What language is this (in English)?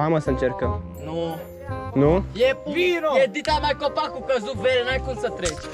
Romanian